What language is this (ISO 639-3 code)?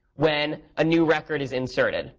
eng